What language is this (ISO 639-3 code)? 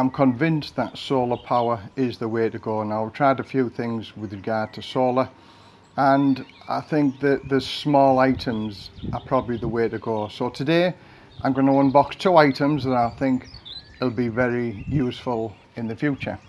eng